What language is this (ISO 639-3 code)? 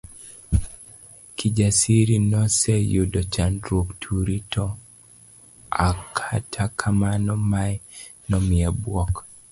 luo